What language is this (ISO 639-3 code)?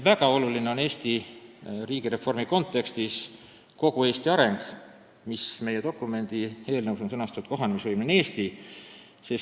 est